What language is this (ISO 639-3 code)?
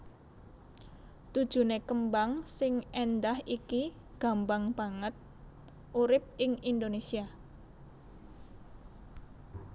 jav